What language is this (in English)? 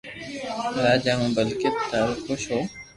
Loarki